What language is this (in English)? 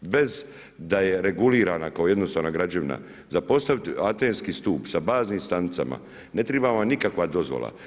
Croatian